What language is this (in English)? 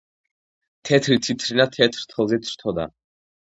Georgian